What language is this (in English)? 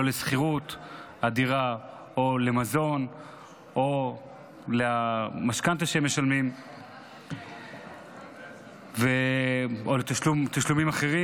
Hebrew